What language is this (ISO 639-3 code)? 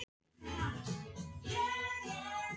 isl